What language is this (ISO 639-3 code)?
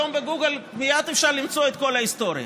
heb